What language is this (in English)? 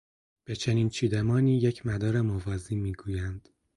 Persian